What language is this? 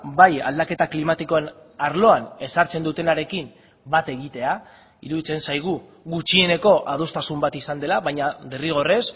Basque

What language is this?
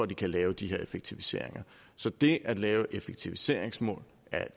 Danish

